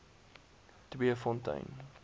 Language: Afrikaans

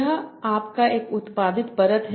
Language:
Hindi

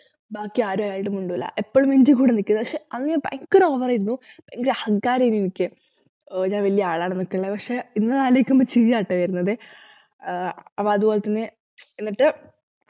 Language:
Malayalam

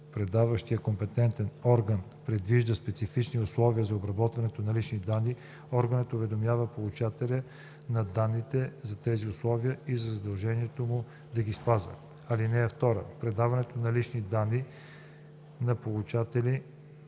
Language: Bulgarian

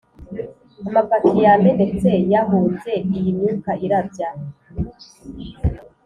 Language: Kinyarwanda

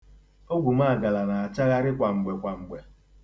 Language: Igbo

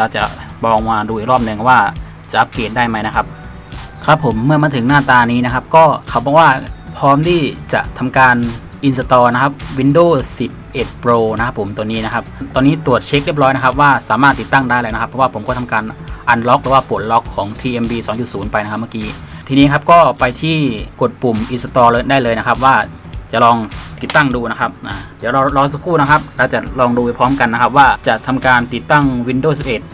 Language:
Thai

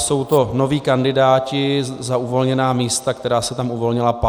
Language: Czech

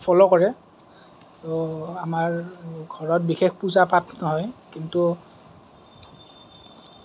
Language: Assamese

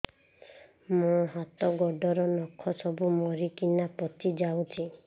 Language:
Odia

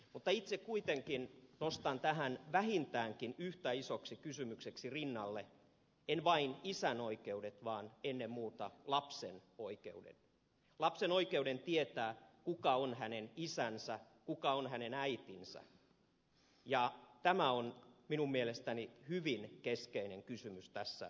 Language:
Finnish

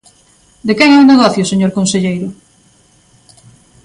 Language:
Galician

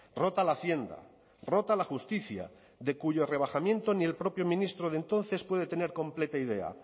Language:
Spanish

